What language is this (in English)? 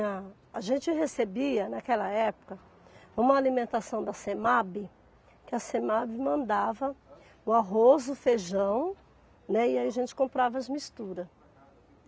Portuguese